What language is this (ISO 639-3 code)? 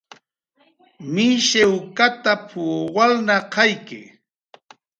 jqr